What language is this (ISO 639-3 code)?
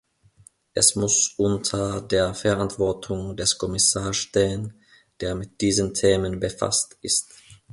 deu